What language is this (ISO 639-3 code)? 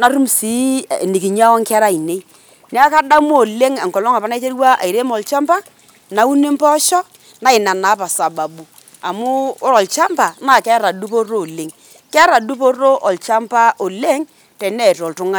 mas